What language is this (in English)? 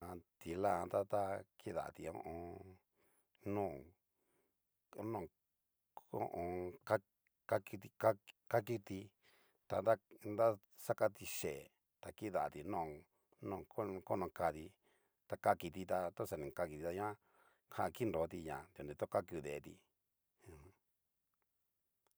Cacaloxtepec Mixtec